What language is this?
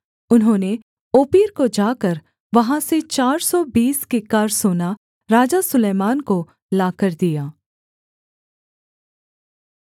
Hindi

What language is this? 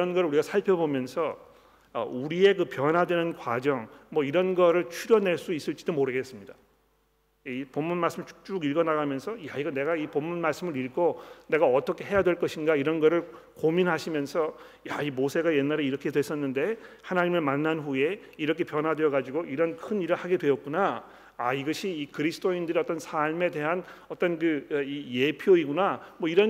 Korean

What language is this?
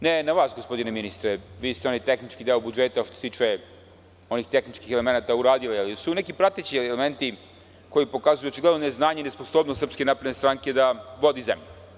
Serbian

